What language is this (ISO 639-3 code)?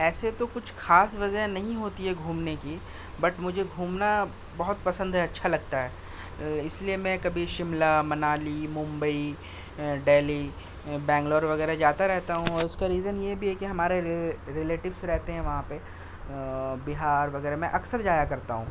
urd